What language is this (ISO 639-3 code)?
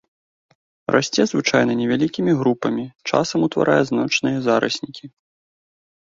bel